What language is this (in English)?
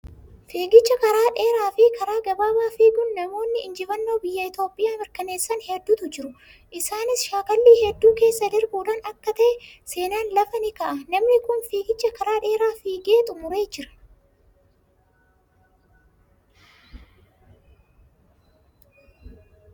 Oromo